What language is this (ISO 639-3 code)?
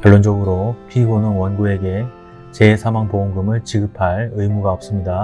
kor